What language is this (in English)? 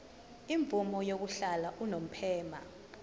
Zulu